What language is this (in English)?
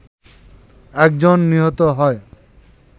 Bangla